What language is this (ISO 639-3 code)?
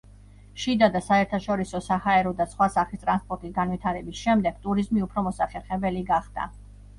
kat